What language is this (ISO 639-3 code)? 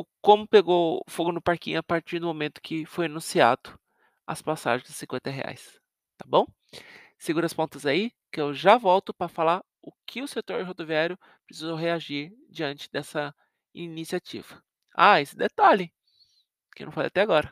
por